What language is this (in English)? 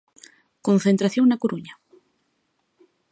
Galician